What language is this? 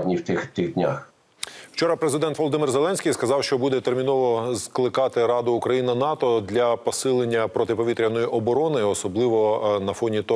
Ukrainian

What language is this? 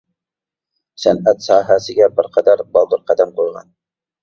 Uyghur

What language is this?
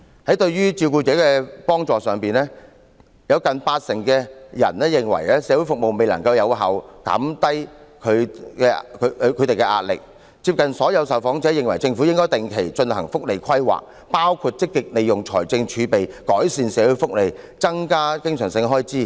Cantonese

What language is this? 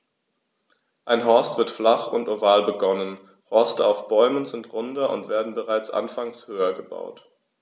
German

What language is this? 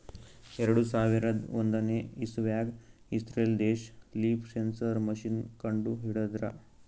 Kannada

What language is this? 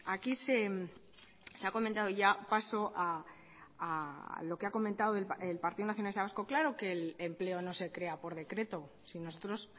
Spanish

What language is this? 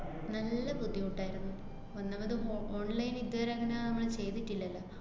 Malayalam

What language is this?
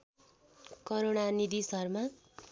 Nepali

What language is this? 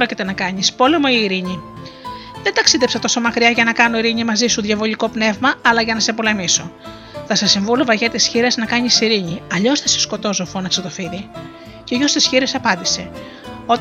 Greek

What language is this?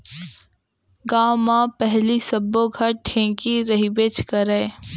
Chhattisgarhi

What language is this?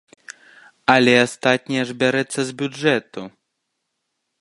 Belarusian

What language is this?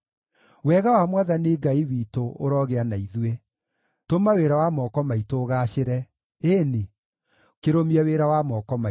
Kikuyu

